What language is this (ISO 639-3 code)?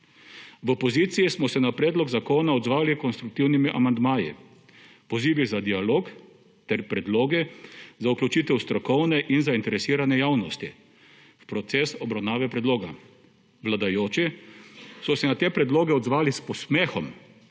slv